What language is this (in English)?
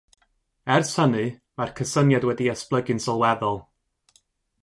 Welsh